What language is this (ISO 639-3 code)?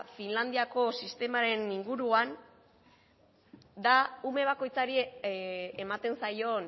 eus